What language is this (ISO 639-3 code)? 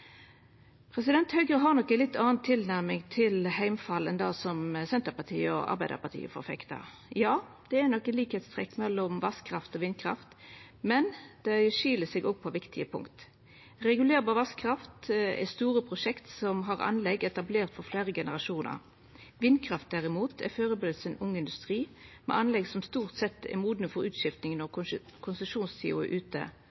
nno